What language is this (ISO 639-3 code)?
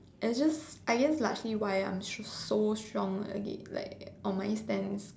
eng